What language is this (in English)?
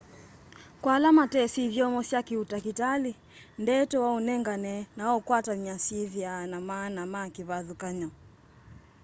Kamba